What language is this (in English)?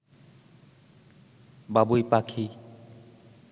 Bangla